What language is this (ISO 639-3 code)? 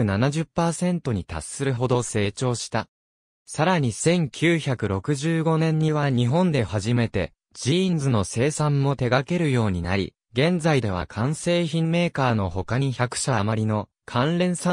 jpn